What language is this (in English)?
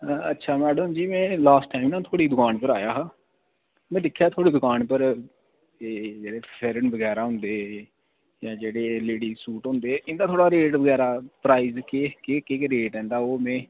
Dogri